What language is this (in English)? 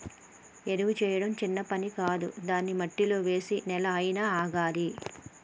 Telugu